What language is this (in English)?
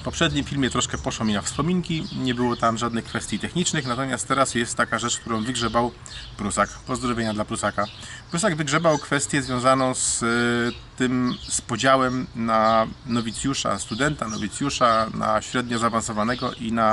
Polish